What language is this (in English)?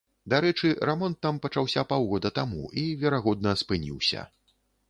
Belarusian